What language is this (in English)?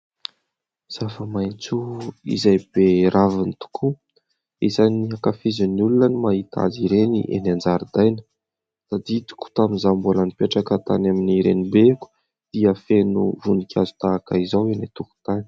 Malagasy